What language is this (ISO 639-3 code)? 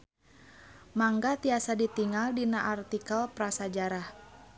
sun